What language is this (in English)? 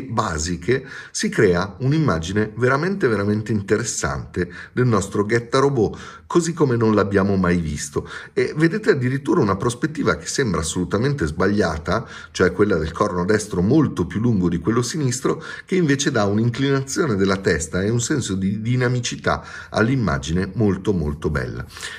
Italian